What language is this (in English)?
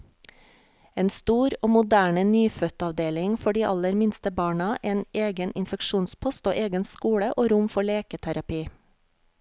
Norwegian